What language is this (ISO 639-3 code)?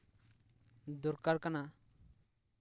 sat